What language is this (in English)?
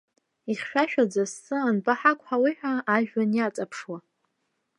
Abkhazian